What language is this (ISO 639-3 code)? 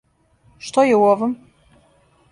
srp